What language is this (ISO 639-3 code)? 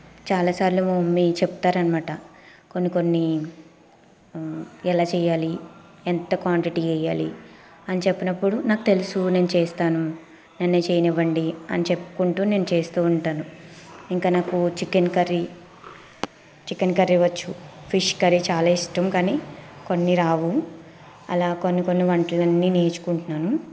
tel